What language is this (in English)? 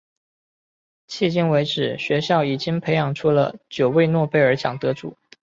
Chinese